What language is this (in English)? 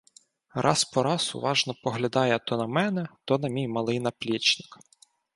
Ukrainian